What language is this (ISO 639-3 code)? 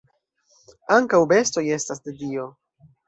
epo